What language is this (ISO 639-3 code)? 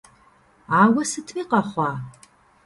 kbd